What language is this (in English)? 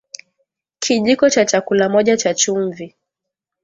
Swahili